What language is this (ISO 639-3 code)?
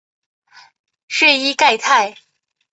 zho